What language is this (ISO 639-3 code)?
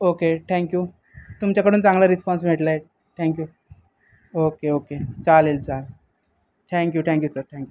mar